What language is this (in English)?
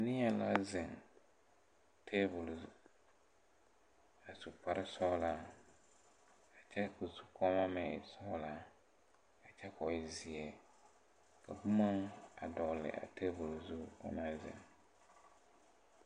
Southern Dagaare